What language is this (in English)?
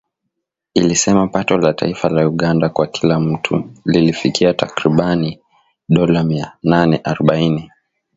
Swahili